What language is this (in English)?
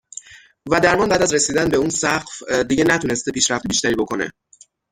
Persian